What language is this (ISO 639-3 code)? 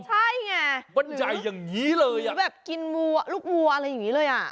tha